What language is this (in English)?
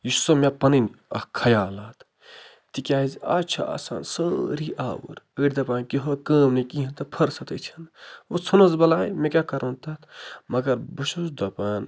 Kashmiri